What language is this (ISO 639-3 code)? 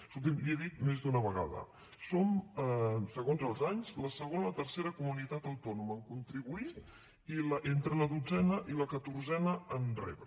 cat